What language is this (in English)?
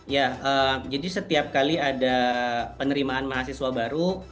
Indonesian